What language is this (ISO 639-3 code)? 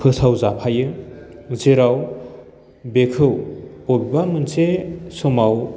brx